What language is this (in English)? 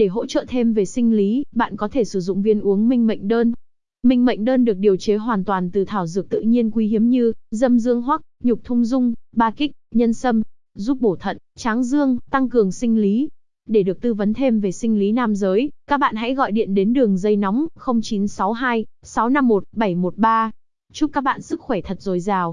Vietnamese